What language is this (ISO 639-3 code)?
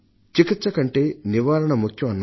tel